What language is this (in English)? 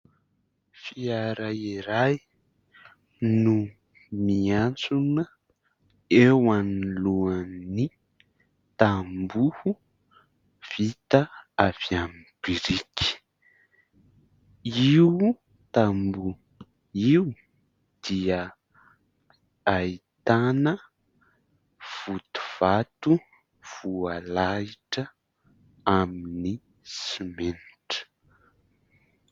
Malagasy